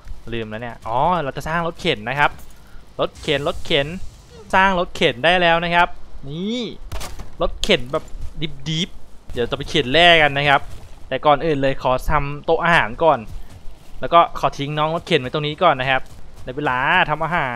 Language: Thai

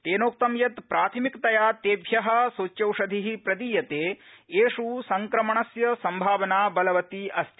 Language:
Sanskrit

